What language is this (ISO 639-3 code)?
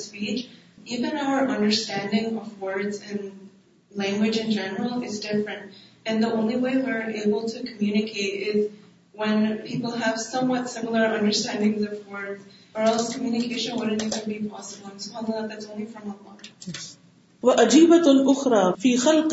urd